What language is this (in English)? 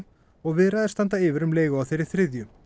Icelandic